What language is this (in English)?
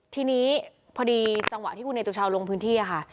Thai